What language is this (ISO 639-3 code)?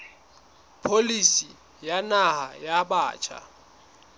sot